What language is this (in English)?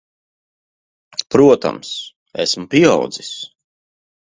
Latvian